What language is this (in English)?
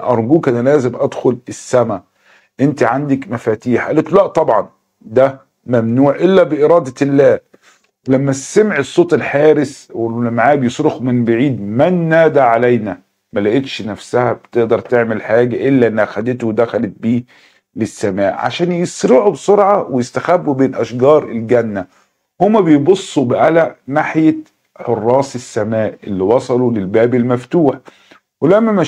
Arabic